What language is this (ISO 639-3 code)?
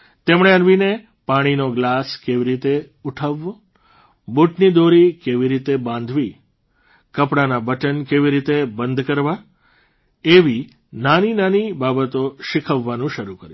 guj